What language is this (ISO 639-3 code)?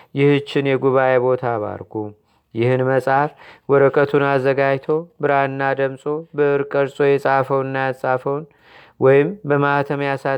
amh